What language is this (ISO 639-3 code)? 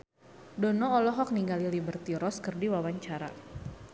sun